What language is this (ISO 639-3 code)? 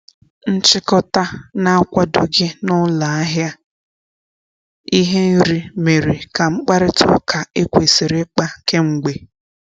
ibo